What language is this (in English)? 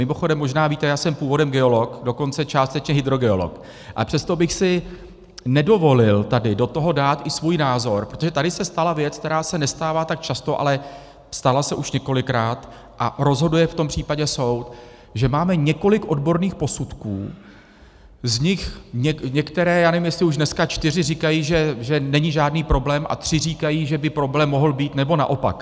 Czech